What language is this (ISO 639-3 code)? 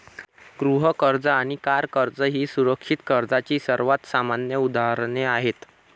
mar